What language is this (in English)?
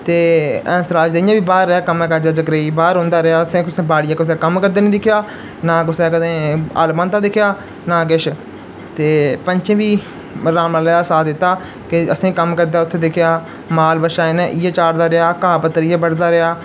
Dogri